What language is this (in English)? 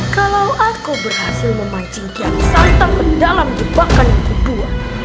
Indonesian